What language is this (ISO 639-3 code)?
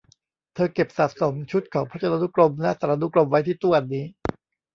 tha